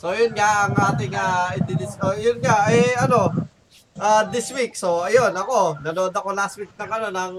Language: Filipino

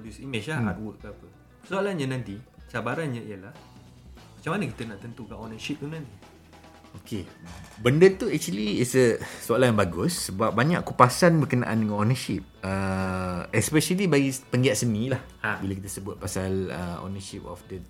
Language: Malay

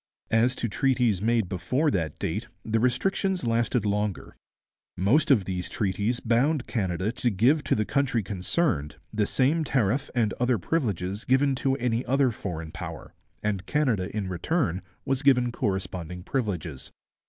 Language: English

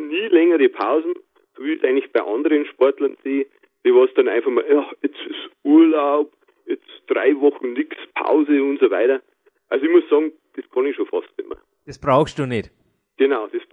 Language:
German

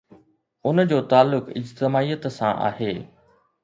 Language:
Sindhi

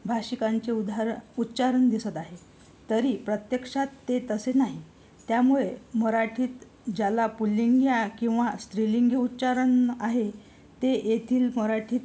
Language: Marathi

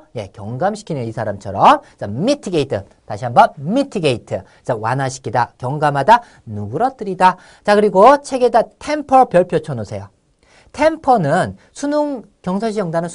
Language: Korean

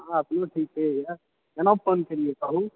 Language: Maithili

